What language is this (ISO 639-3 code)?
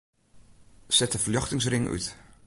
fry